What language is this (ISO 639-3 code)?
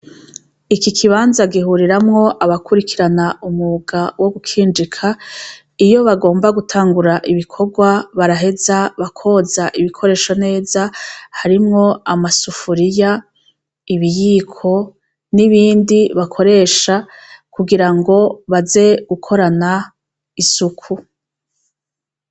run